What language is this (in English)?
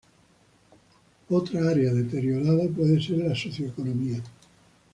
Spanish